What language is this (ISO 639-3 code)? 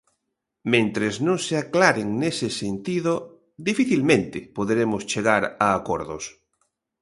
glg